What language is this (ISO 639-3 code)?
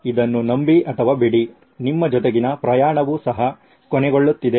kan